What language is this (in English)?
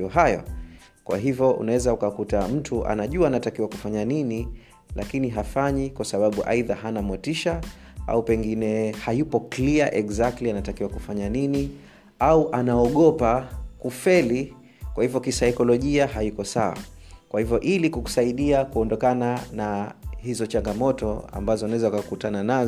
Swahili